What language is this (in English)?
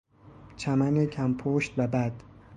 Persian